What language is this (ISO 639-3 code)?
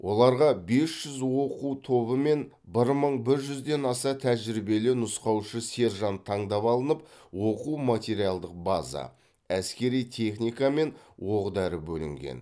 kaz